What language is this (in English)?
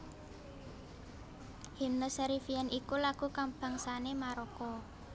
Javanese